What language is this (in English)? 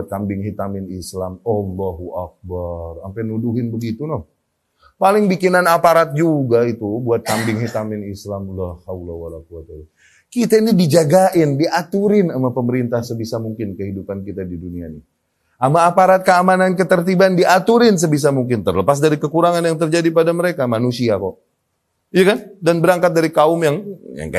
Indonesian